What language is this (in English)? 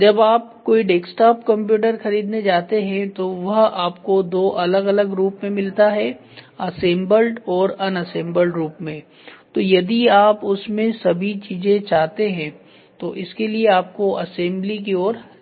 Hindi